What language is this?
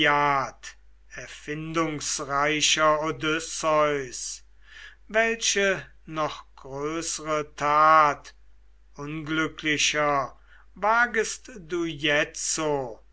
German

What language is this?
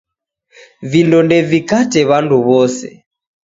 Taita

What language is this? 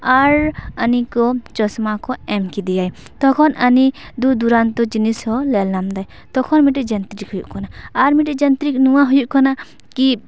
Santali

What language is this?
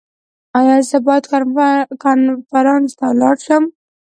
Pashto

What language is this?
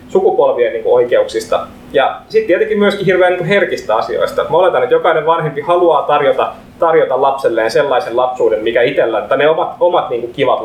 Finnish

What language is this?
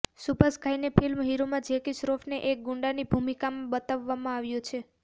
Gujarati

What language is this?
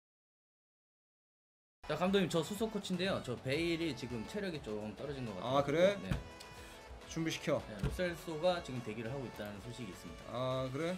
Korean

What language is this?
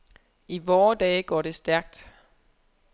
Danish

